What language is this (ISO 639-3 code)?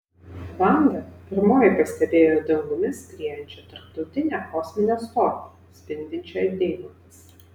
lit